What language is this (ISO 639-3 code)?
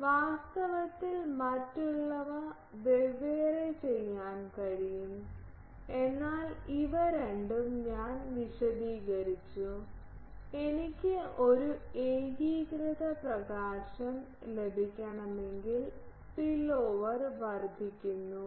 mal